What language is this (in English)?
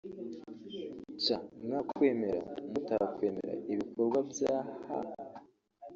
Kinyarwanda